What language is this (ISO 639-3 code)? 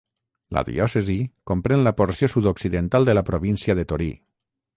cat